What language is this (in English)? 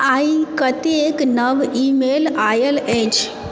Maithili